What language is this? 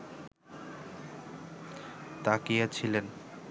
Bangla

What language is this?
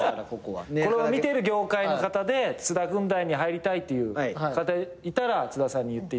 Japanese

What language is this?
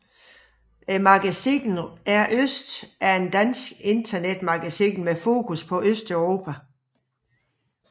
Danish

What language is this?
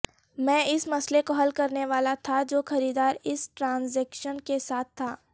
Urdu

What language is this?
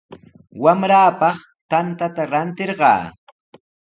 Sihuas Ancash Quechua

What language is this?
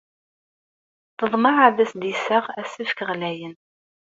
Kabyle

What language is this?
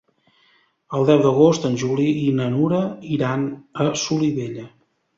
Catalan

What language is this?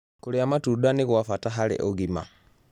Kikuyu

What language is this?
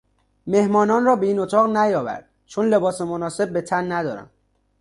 Persian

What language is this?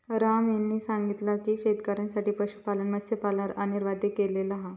Marathi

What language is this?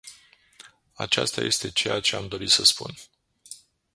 Romanian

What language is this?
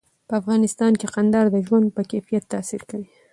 Pashto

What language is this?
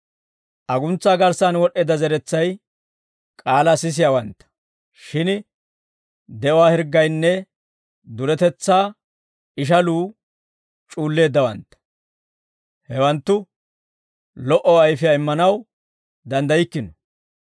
Dawro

